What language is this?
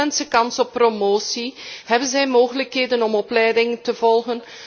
Dutch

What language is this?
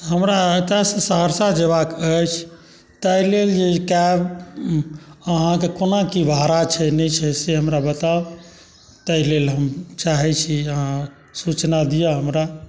Maithili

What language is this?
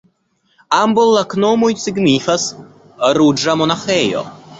Esperanto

